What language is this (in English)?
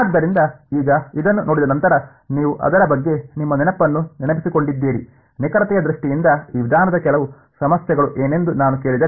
Kannada